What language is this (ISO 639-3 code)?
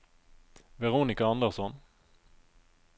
nor